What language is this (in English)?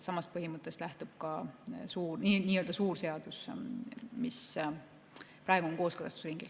Estonian